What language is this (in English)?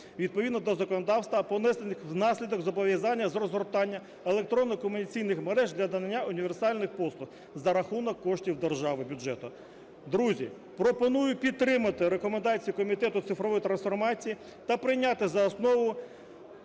Ukrainian